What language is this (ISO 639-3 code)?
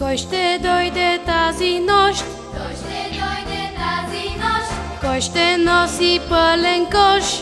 pol